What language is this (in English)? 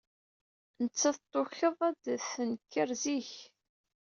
Kabyle